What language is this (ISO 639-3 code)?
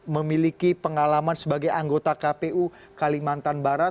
ind